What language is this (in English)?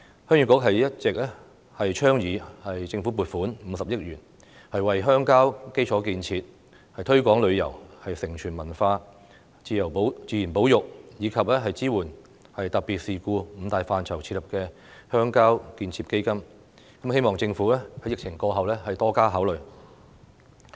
Cantonese